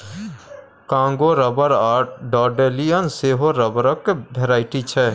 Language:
Maithili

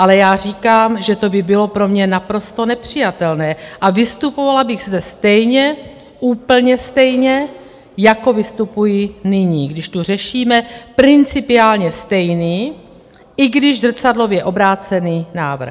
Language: Czech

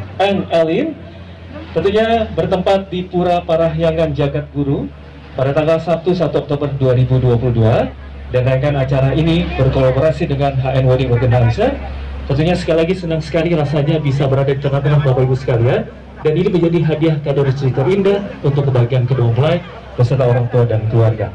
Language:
Indonesian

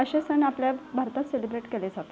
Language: Marathi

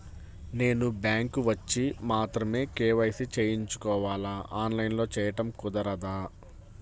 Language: Telugu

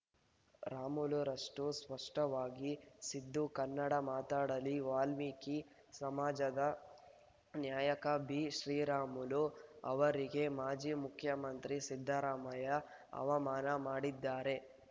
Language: Kannada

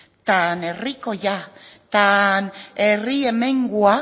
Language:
Basque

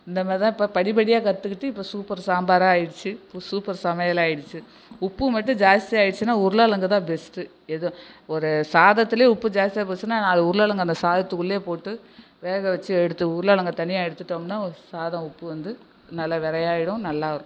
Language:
Tamil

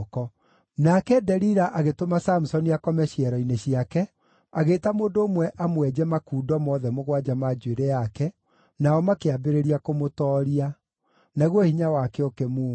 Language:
Kikuyu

